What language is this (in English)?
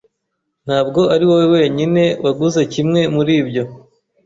Kinyarwanda